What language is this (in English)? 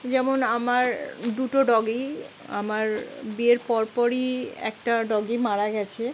Bangla